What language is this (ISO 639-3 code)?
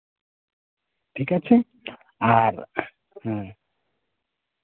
sat